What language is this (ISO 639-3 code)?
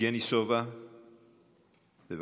heb